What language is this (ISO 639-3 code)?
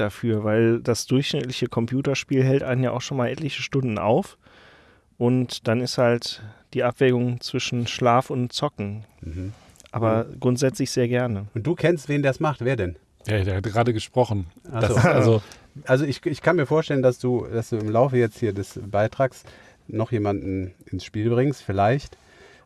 deu